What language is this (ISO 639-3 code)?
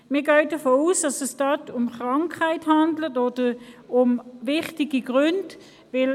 gsw